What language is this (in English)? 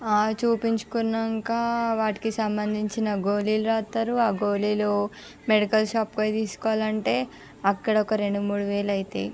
Telugu